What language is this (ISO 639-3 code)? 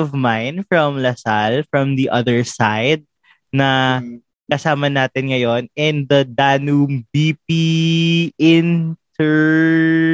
fil